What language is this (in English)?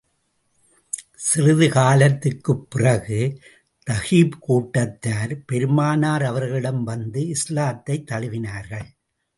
Tamil